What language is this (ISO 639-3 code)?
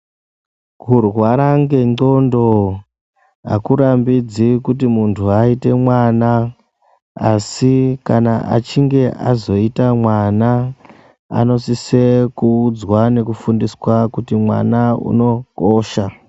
ndc